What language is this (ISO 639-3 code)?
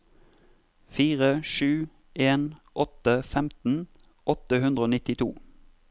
nor